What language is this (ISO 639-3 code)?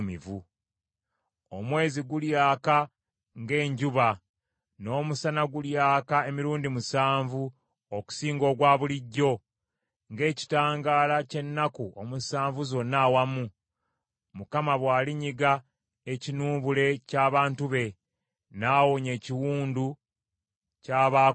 lug